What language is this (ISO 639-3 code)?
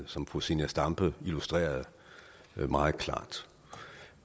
dan